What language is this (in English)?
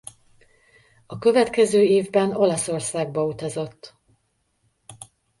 Hungarian